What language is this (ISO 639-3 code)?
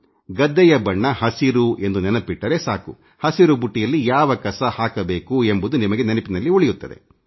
kan